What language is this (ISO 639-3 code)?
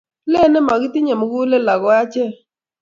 kln